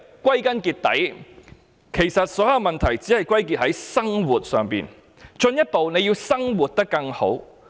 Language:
Cantonese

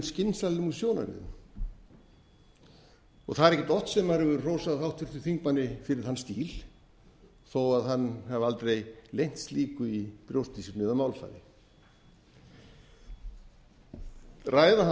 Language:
Icelandic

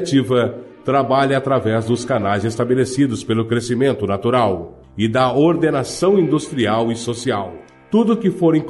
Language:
Portuguese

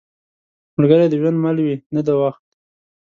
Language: Pashto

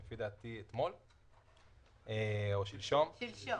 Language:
Hebrew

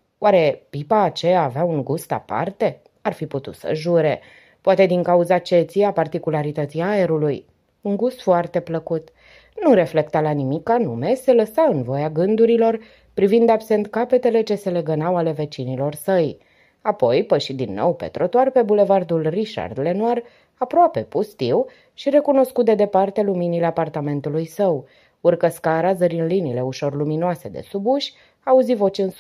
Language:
Romanian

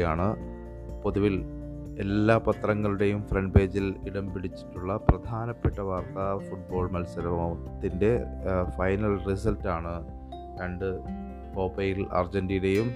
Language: Malayalam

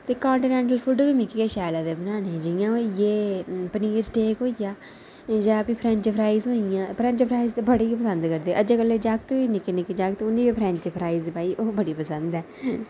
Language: Dogri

